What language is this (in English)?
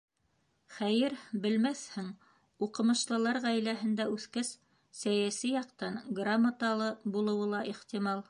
Bashkir